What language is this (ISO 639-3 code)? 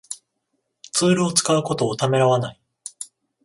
jpn